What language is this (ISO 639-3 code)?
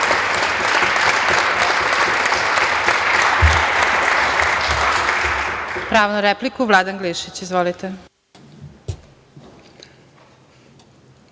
srp